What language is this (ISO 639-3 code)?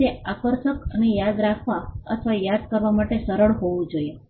guj